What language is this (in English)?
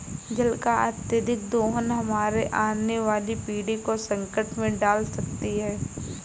Hindi